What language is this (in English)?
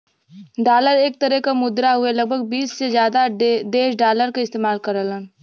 Bhojpuri